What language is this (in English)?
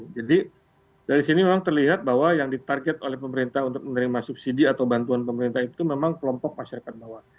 Indonesian